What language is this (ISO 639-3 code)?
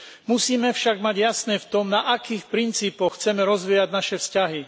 slk